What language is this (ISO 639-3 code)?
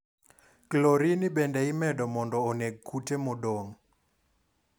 luo